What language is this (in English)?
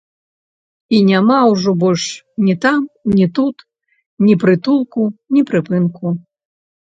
Belarusian